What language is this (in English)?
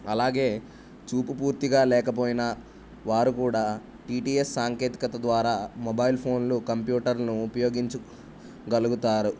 Telugu